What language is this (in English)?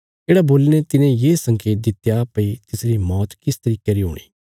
Bilaspuri